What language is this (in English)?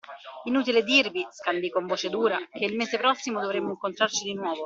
Italian